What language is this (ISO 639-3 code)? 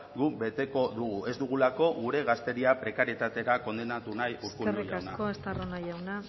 eus